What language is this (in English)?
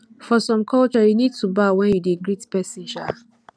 Nigerian Pidgin